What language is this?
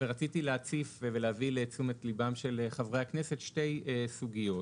Hebrew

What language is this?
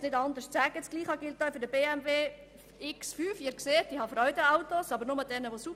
Swiss German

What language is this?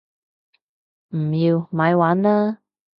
Cantonese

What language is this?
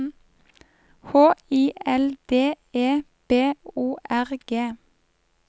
Norwegian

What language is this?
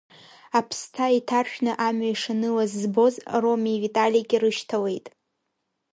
Abkhazian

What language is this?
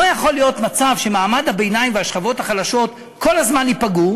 Hebrew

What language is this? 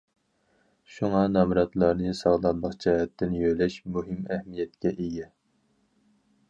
Uyghur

